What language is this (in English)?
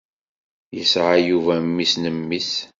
Kabyle